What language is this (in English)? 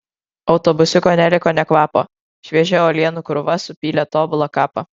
Lithuanian